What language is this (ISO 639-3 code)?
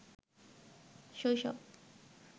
ben